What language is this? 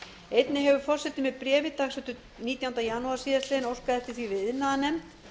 Icelandic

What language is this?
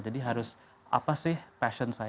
Indonesian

